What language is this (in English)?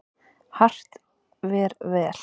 Icelandic